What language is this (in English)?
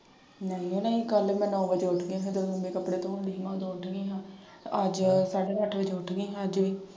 Punjabi